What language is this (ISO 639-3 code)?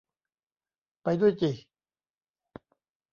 tha